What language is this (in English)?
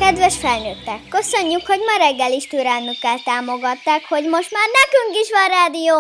Hungarian